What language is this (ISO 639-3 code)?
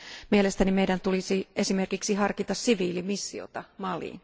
fin